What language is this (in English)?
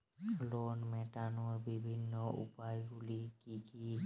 Bangla